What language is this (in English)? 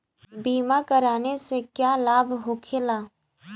Bhojpuri